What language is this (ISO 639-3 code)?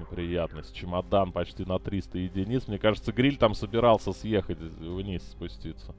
rus